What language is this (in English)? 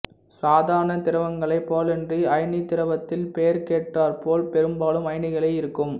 Tamil